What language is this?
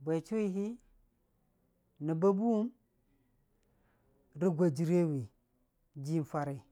Dijim-Bwilim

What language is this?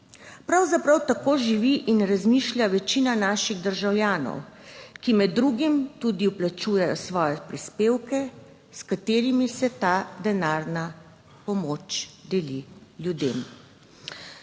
Slovenian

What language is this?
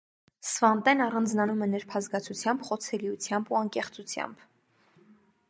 Armenian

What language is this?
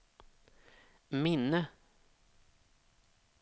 Swedish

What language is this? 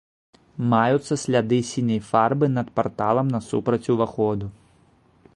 Belarusian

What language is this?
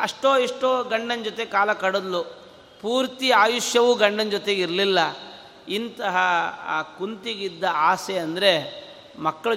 Kannada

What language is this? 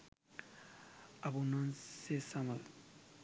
Sinhala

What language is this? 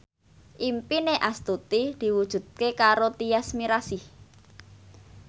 Javanese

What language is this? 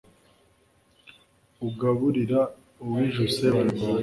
Kinyarwanda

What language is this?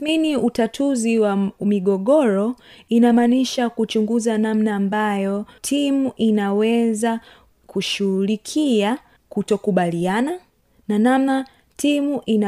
Swahili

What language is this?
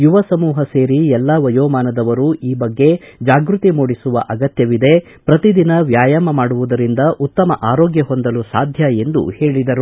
Kannada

